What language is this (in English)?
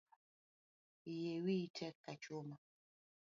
Luo (Kenya and Tanzania)